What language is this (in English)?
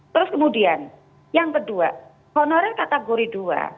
Indonesian